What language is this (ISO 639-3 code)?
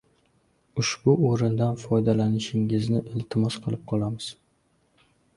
uzb